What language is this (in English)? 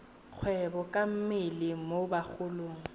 Tswana